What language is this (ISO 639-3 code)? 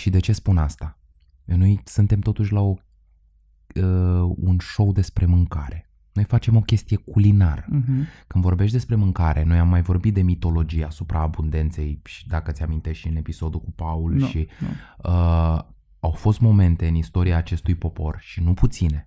ron